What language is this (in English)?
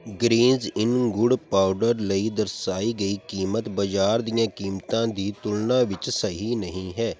Punjabi